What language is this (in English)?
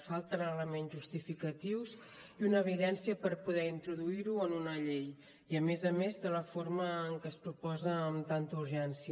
Catalan